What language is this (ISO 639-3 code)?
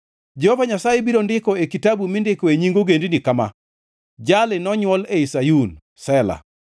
luo